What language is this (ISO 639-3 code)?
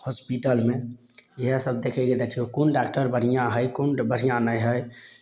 mai